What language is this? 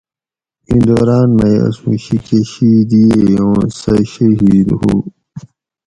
Gawri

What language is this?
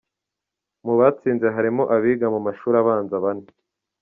Kinyarwanda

